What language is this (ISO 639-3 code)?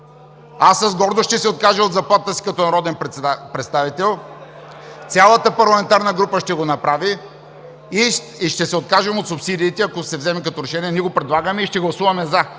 bul